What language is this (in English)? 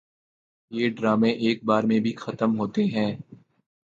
Urdu